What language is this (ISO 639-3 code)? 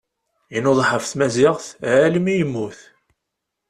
kab